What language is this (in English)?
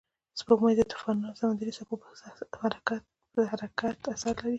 Pashto